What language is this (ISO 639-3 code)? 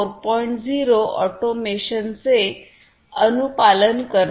mar